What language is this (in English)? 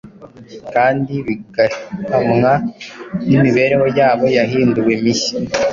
Kinyarwanda